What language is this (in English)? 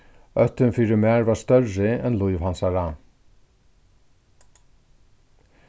Faroese